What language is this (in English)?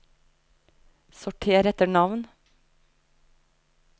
Norwegian